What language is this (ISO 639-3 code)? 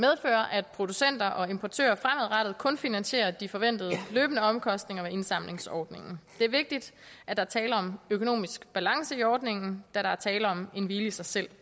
dan